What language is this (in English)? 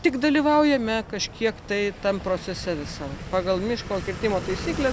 Lithuanian